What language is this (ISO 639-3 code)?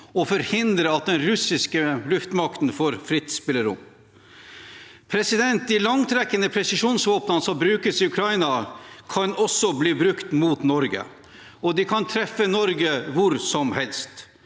nor